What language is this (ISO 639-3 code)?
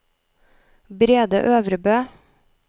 nor